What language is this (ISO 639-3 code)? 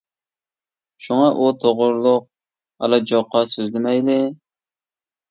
uig